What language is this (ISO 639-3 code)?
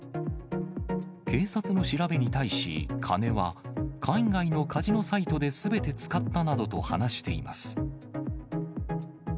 jpn